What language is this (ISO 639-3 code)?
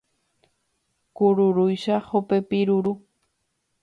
grn